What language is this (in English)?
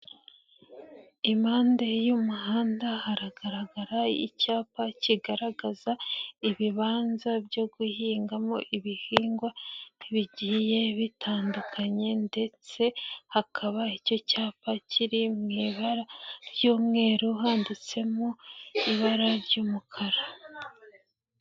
Kinyarwanda